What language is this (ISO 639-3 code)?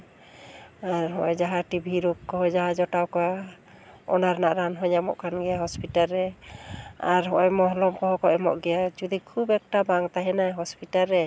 sat